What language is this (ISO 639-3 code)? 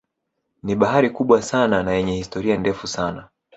swa